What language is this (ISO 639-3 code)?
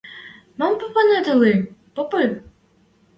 mrj